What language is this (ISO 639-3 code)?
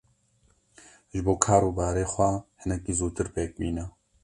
kur